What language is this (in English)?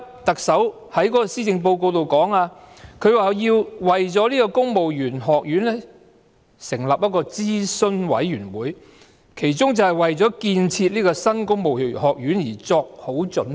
Cantonese